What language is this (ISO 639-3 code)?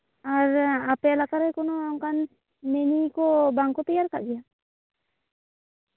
sat